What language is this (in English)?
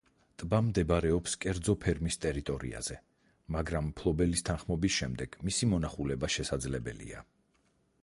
Georgian